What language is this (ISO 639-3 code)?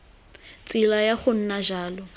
tsn